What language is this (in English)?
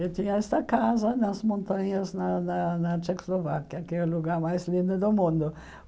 Portuguese